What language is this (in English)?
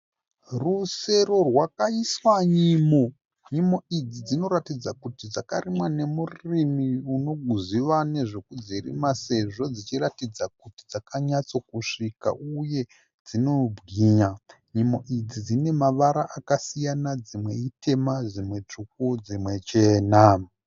Shona